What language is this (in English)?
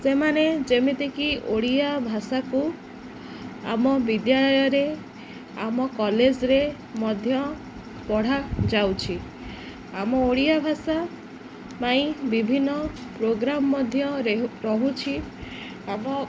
Odia